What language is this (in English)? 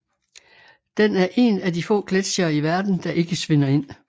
Danish